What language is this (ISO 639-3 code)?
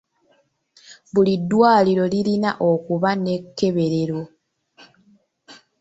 lug